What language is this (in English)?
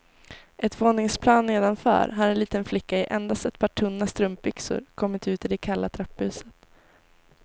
Swedish